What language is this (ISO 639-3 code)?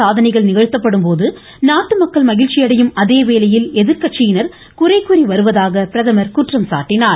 tam